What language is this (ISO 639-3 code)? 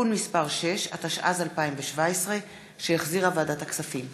heb